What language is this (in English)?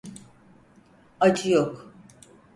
Turkish